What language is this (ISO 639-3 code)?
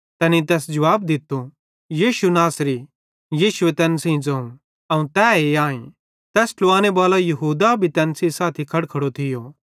bhd